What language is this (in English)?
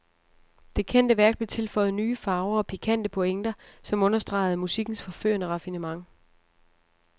Danish